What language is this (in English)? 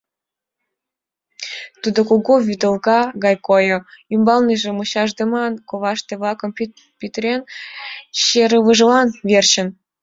Mari